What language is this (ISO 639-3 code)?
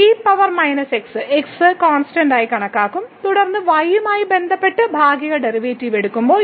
mal